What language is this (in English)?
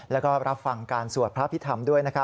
Thai